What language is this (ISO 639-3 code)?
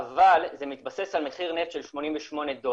heb